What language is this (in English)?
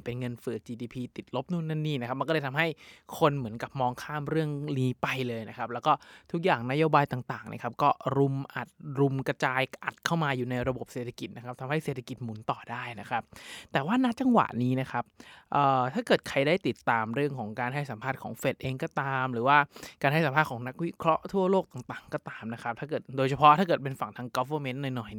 Thai